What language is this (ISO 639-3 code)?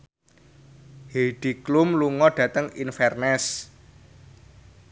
jav